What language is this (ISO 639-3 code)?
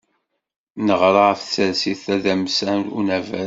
kab